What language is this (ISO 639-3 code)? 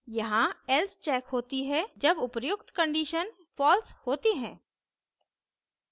hin